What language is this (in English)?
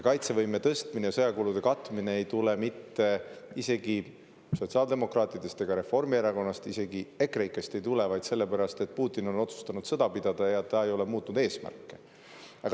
Estonian